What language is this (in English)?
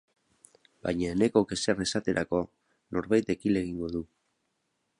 Basque